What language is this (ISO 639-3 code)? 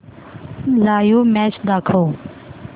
mar